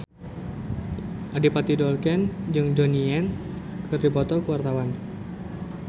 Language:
Sundanese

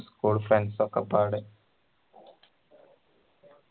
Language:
Malayalam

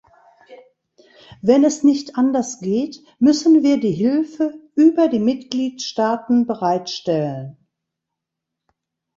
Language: German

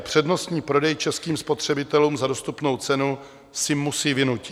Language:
Czech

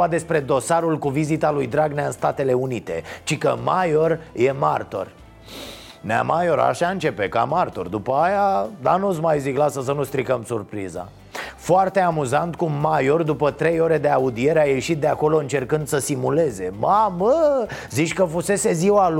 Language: Romanian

